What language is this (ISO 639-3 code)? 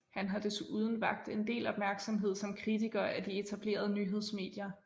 dan